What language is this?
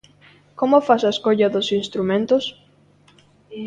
Galician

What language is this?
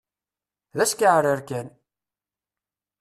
Kabyle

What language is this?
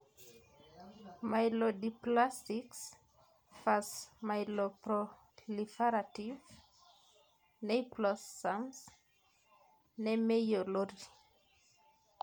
Masai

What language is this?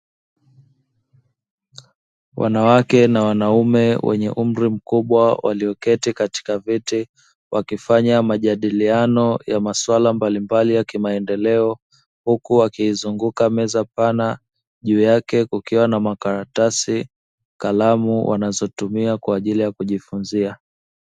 Swahili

